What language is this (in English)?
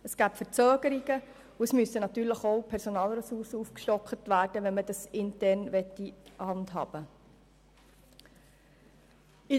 Swiss German